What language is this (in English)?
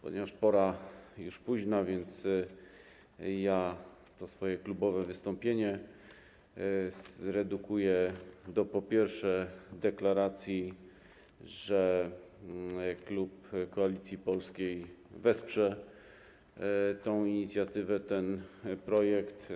Polish